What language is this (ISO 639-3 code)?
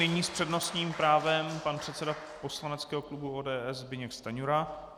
ces